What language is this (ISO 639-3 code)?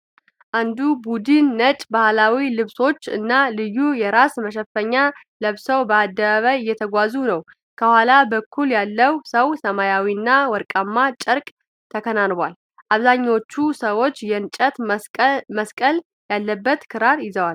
amh